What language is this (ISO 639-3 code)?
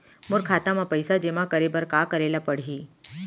hne